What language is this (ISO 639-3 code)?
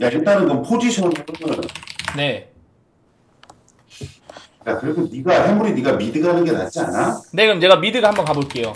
kor